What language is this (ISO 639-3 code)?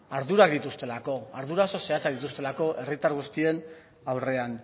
eus